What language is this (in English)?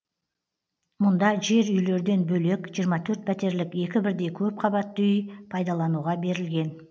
Kazakh